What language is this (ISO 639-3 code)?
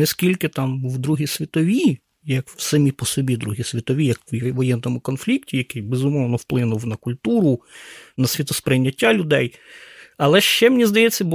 ukr